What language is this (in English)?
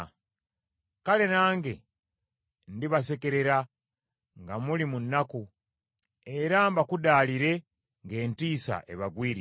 Ganda